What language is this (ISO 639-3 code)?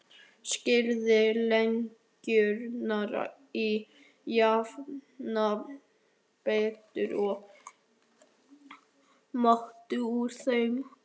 isl